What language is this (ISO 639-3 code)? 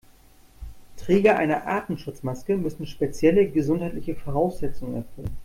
deu